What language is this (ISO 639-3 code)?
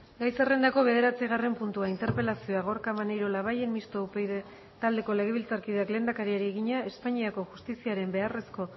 eus